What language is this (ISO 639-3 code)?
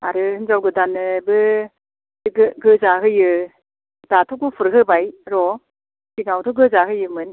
brx